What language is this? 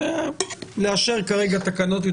Hebrew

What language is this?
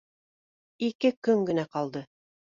Bashkir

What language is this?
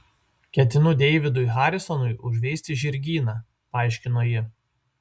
Lithuanian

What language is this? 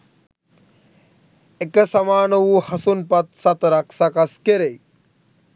Sinhala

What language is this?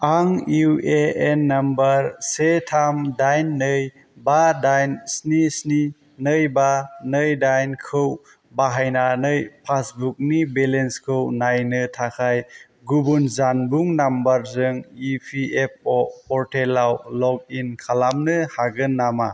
Bodo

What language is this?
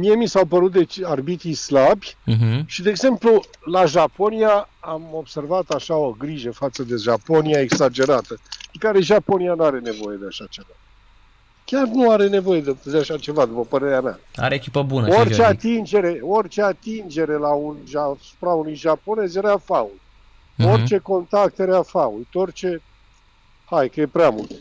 Romanian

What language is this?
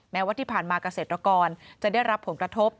Thai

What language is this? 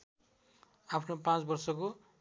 Nepali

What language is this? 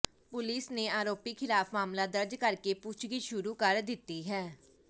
Punjabi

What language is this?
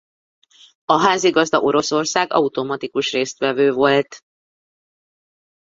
Hungarian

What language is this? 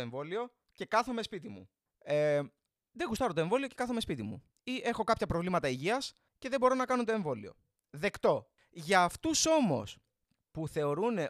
Greek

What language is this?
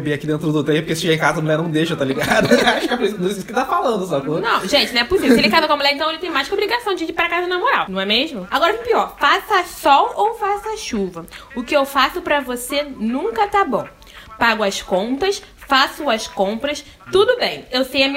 Portuguese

